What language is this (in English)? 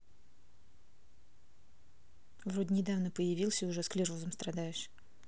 Russian